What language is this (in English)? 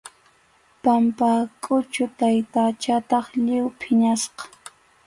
Arequipa-La Unión Quechua